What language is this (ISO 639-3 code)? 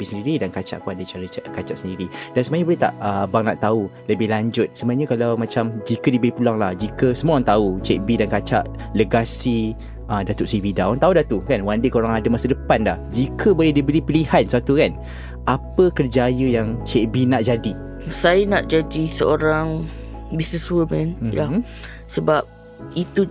msa